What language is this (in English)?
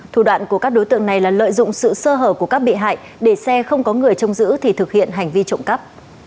Vietnamese